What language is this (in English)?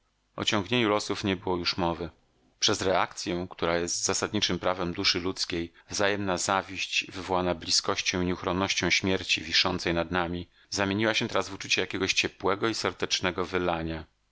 Polish